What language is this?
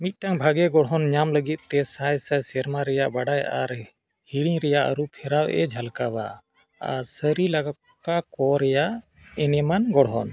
Santali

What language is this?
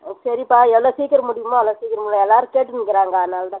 Tamil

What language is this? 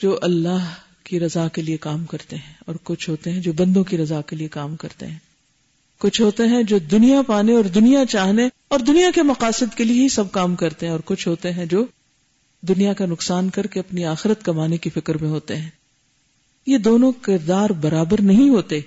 Urdu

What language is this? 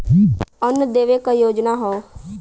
Bhojpuri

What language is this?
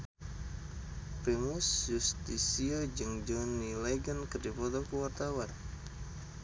Sundanese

